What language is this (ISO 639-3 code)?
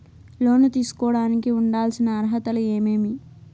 tel